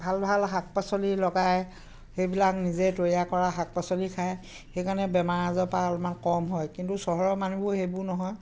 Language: Assamese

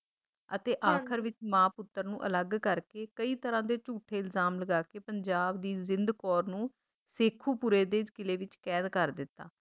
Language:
Punjabi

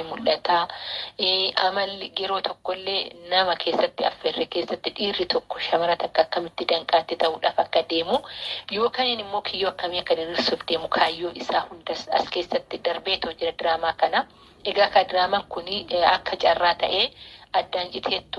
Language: Oromo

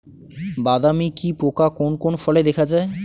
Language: Bangla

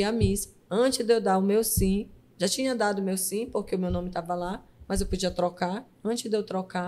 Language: Portuguese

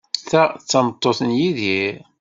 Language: Kabyle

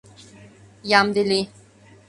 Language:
Mari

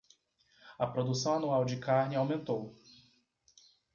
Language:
Portuguese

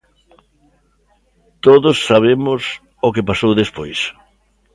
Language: Galician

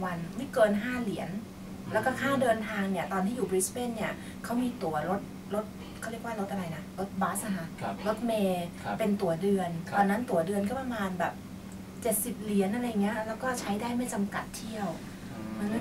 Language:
Thai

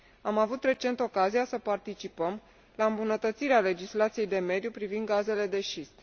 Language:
Romanian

